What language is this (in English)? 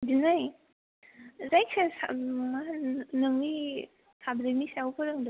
Bodo